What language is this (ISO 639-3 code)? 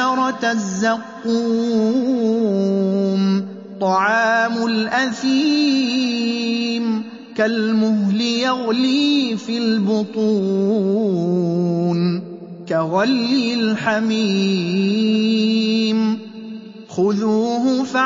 ara